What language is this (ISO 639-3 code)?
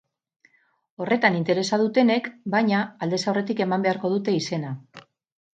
eus